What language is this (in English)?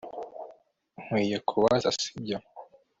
Kinyarwanda